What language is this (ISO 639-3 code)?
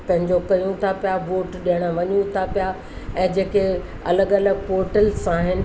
snd